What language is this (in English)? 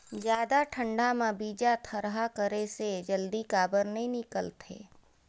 Chhattisgarhi